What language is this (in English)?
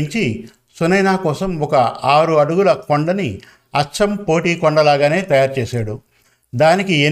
Telugu